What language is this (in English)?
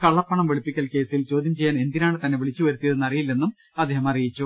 Malayalam